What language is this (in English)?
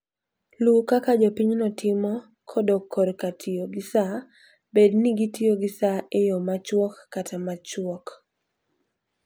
Luo (Kenya and Tanzania)